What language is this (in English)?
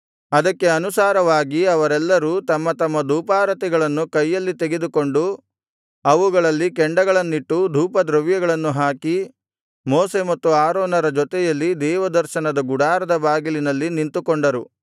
Kannada